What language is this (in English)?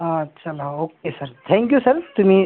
Marathi